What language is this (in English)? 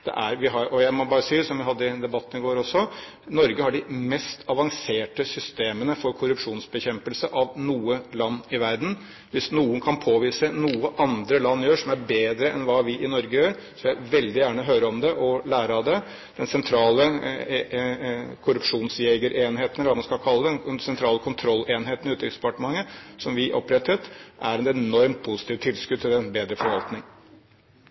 Norwegian Bokmål